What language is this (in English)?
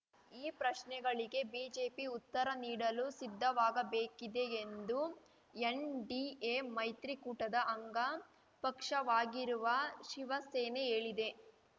Kannada